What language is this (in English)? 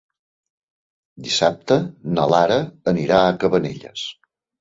Catalan